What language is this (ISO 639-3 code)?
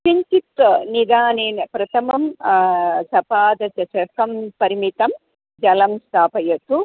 san